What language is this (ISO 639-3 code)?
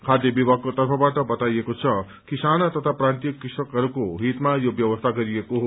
nep